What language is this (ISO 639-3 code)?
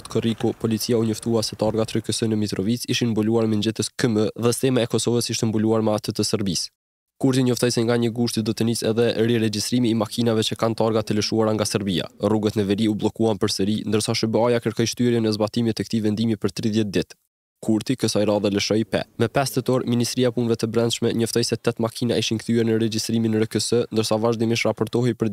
ron